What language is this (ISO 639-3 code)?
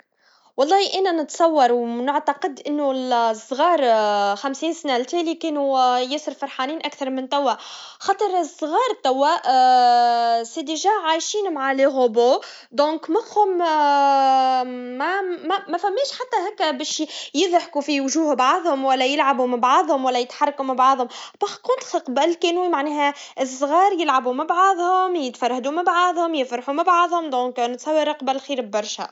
aeb